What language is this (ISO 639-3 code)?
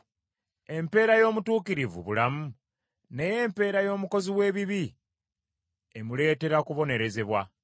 lug